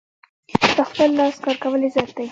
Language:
Pashto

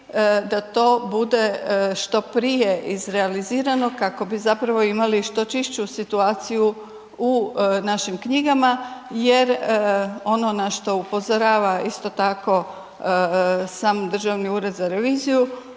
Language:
Croatian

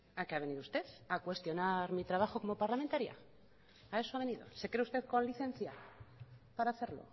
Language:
Spanish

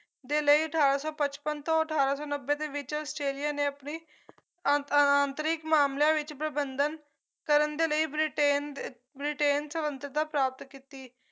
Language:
Punjabi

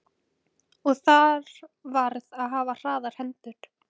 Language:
Icelandic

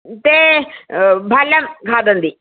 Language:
Sanskrit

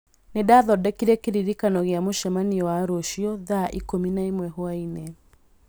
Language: Kikuyu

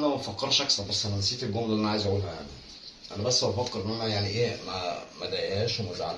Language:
Arabic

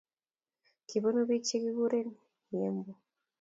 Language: Kalenjin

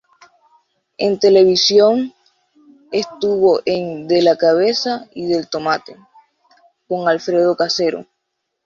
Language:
Spanish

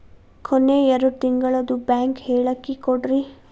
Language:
Kannada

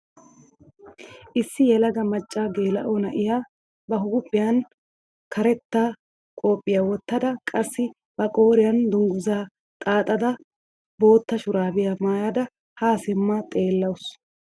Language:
Wolaytta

